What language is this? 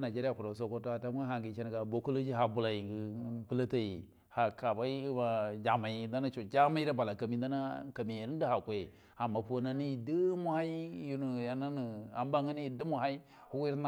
Buduma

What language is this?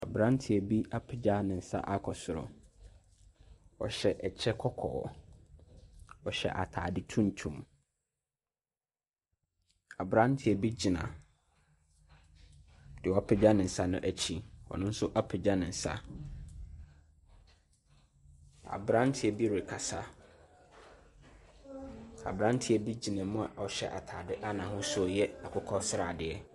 Akan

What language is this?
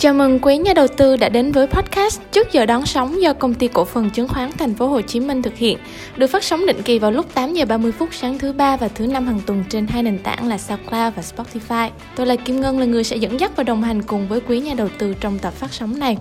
Vietnamese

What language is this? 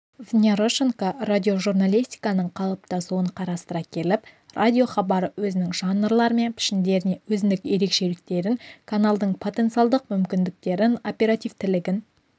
Kazakh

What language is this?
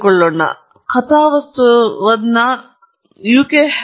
Kannada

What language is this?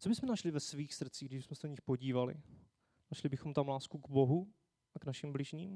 Czech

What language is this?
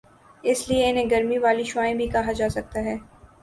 Urdu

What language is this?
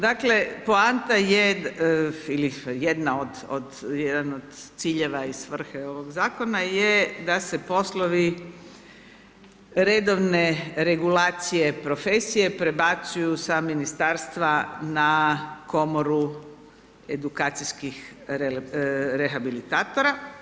Croatian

